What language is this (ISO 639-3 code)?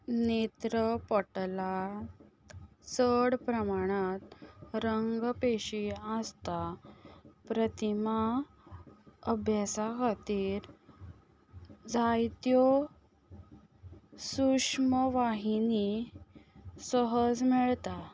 kok